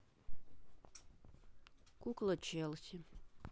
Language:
Russian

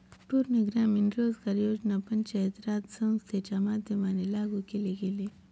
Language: Marathi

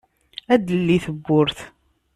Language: Kabyle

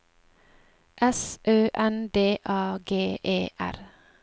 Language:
Norwegian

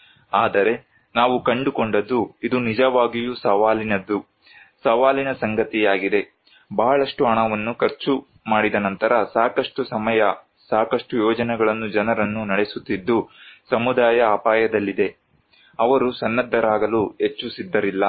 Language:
Kannada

